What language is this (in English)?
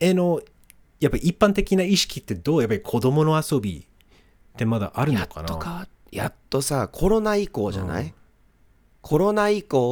Japanese